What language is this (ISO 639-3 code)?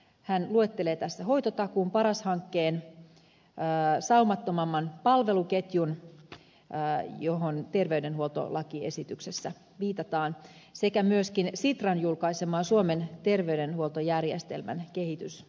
fin